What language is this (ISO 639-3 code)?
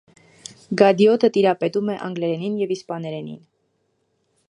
hye